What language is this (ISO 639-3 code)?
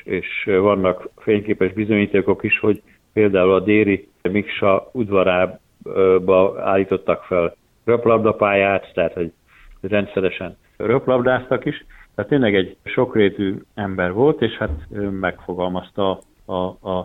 hun